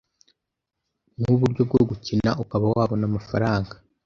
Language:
Kinyarwanda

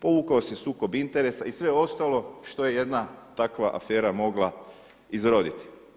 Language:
Croatian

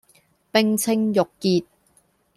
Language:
Cantonese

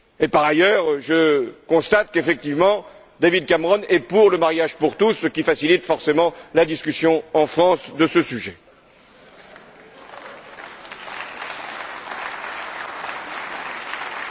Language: French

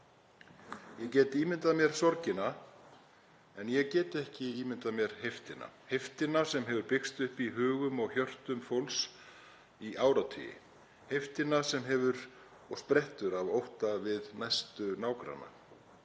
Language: Icelandic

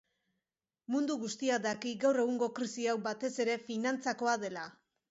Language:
Basque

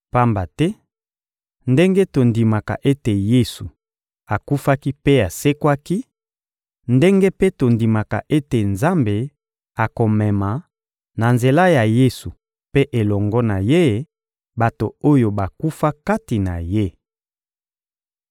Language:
Lingala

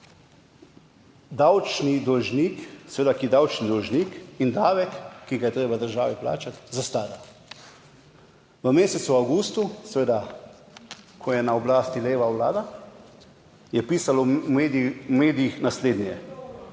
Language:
Slovenian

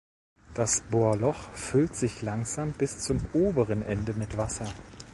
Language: German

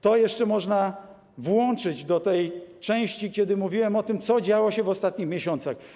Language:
Polish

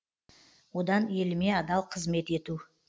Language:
Kazakh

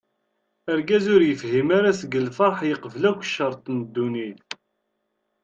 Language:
Kabyle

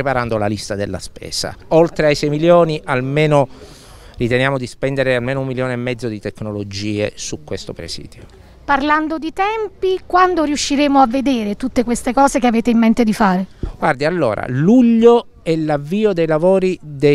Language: Italian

